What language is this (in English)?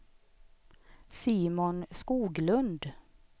Swedish